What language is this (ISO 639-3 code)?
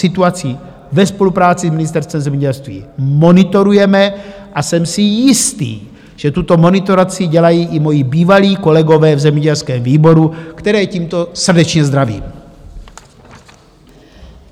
ces